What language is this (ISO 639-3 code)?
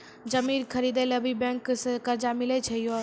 mai